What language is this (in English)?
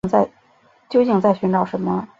Chinese